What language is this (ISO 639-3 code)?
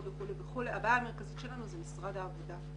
heb